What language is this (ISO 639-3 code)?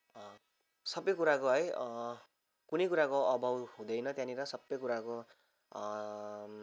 nep